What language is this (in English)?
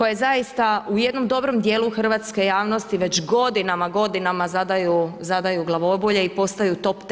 Croatian